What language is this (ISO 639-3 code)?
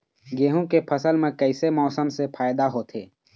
hne